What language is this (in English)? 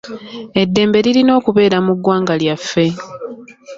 Ganda